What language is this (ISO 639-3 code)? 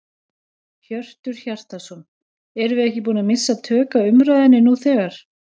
isl